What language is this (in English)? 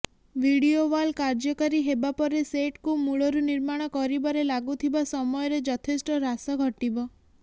Odia